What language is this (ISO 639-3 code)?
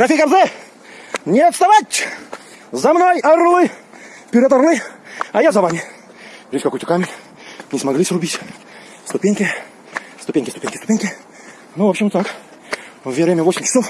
rus